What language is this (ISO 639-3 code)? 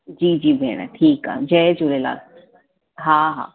snd